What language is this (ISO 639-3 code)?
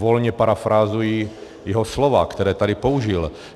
ces